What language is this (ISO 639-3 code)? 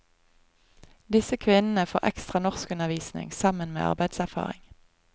nor